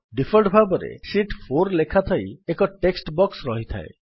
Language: Odia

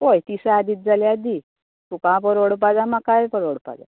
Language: Konkani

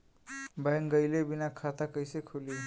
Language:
Bhojpuri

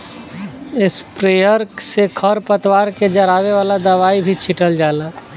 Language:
Bhojpuri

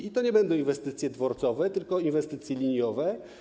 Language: Polish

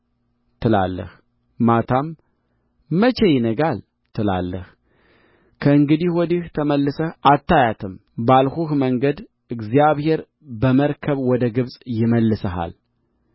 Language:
Amharic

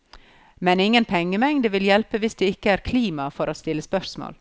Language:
Norwegian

